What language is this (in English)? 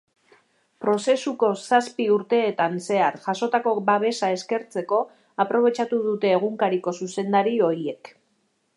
Basque